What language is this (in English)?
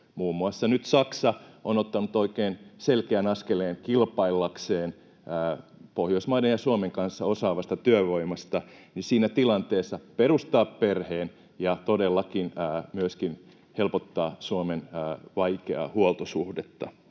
Finnish